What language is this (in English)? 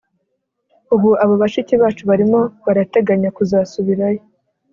Kinyarwanda